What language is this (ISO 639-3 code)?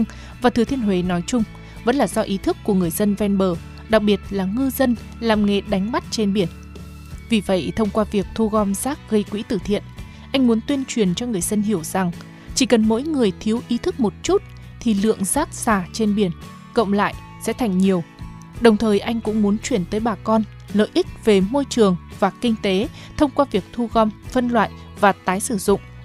vie